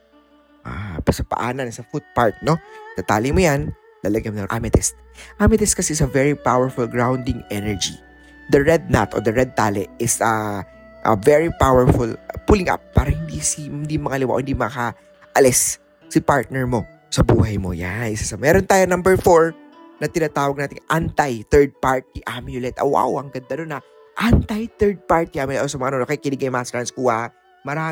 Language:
Filipino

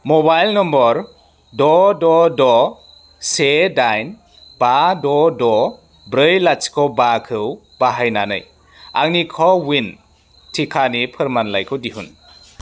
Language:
Bodo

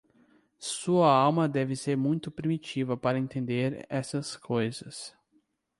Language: Portuguese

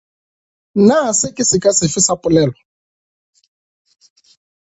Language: Northern Sotho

